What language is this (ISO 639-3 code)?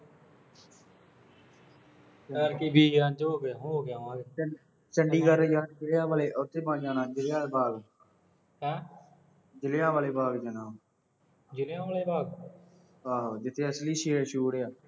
pan